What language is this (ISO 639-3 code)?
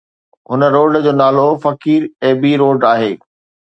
snd